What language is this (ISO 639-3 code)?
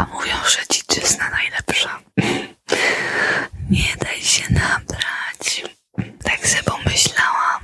pol